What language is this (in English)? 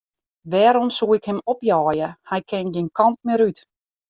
Western Frisian